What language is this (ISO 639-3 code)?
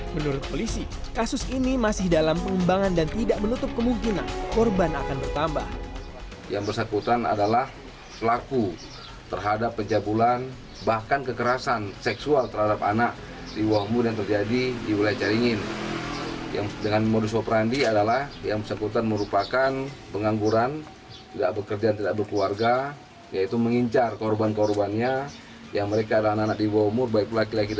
ind